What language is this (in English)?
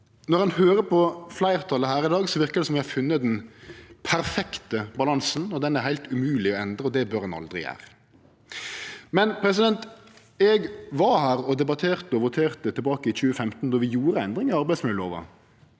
Norwegian